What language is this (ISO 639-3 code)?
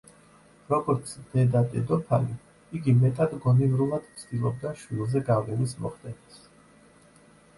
kat